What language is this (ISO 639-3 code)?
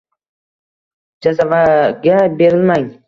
uzb